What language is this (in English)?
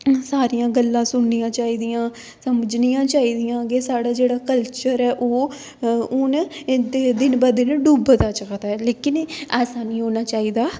Dogri